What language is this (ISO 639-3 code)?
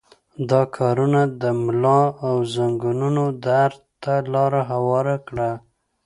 pus